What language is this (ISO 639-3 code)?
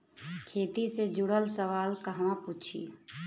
bho